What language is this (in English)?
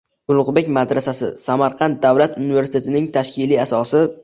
Uzbek